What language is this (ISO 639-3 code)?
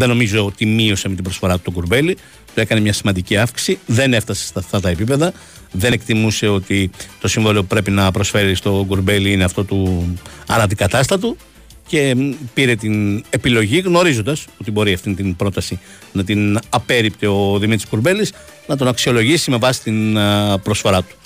ell